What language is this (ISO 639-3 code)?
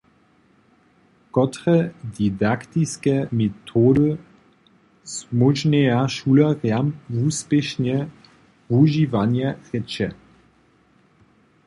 hsb